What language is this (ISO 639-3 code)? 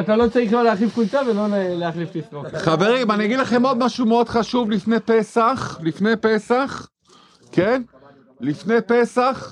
heb